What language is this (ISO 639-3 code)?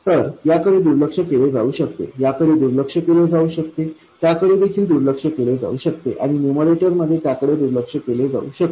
mar